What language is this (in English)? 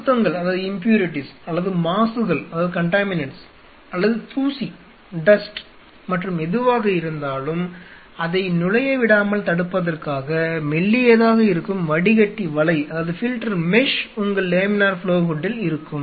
Tamil